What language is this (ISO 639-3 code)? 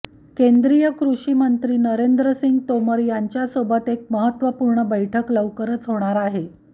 mar